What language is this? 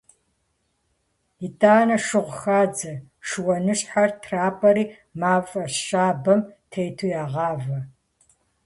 Kabardian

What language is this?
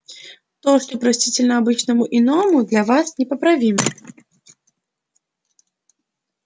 Russian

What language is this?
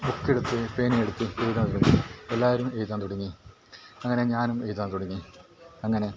Malayalam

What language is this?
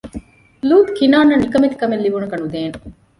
Divehi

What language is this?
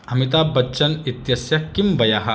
Sanskrit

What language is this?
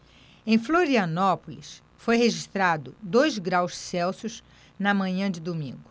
Portuguese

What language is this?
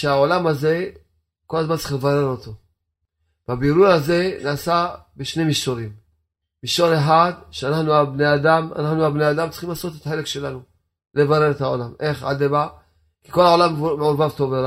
Hebrew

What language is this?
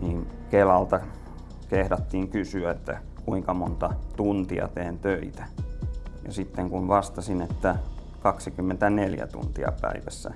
Finnish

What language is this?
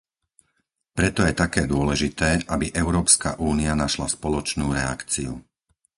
Slovak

